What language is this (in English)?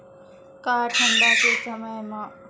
Chhattisgarhi